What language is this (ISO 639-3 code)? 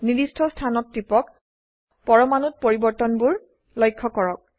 asm